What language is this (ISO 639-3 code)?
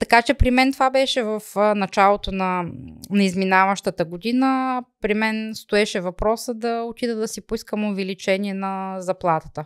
bul